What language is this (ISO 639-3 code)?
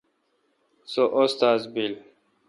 xka